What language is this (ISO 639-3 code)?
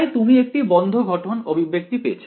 ben